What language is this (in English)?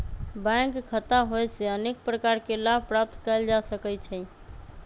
Magahi